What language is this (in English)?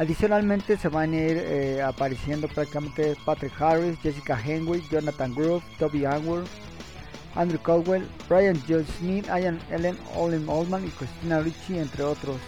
Spanish